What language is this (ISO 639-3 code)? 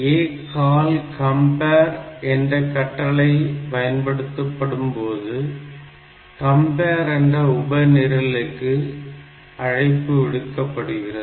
tam